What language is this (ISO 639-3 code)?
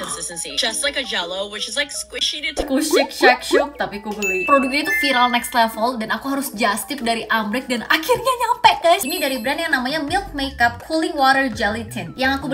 ind